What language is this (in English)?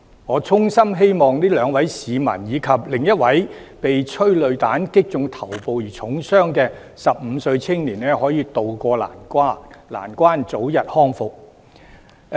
Cantonese